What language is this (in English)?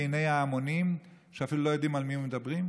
Hebrew